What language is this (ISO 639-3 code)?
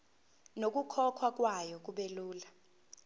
zul